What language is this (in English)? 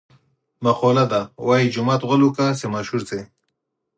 Pashto